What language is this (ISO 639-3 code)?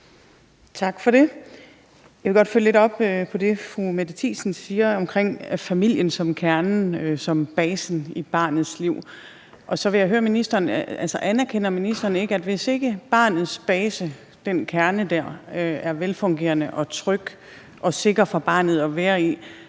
dan